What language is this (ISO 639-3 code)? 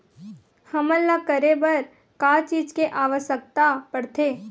hne